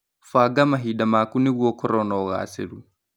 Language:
Kikuyu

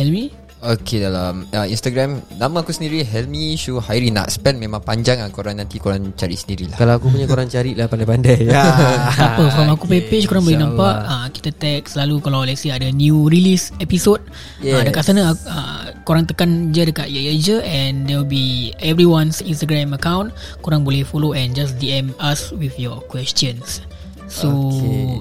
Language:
Malay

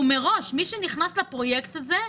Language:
Hebrew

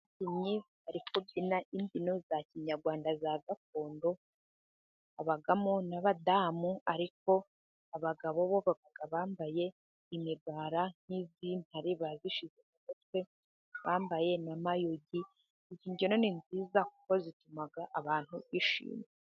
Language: Kinyarwanda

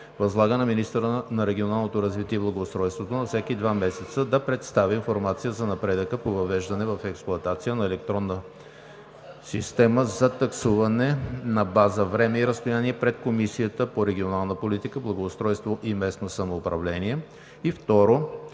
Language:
Bulgarian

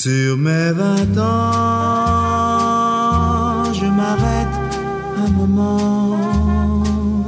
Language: Turkish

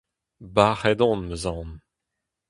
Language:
Breton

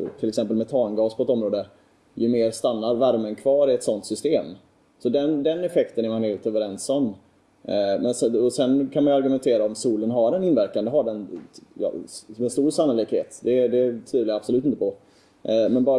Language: Swedish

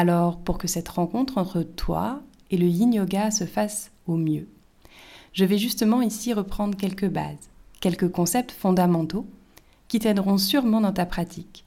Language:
French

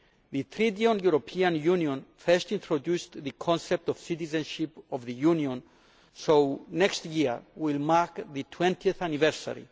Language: English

